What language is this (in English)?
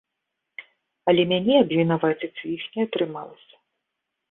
Belarusian